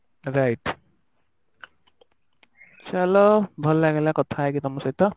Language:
Odia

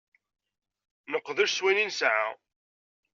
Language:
Kabyle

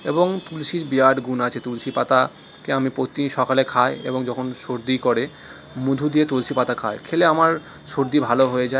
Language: Bangla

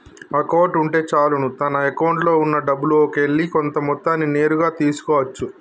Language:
Telugu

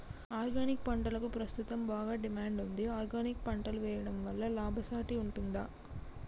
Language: Telugu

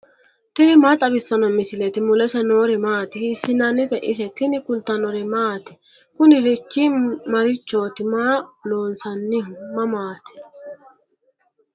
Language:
Sidamo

